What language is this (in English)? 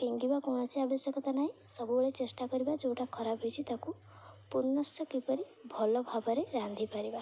Odia